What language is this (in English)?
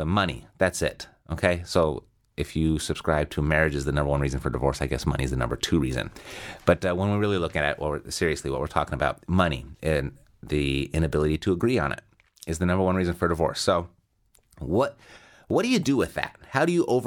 English